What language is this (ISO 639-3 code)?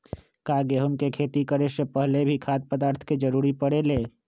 mag